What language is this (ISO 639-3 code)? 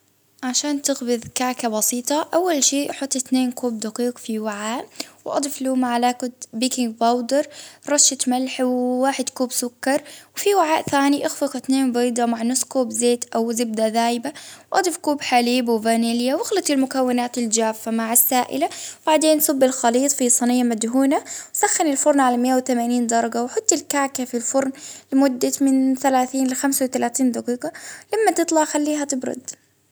abv